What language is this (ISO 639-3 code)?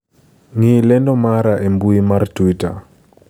luo